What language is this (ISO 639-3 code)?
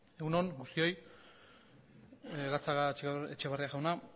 eus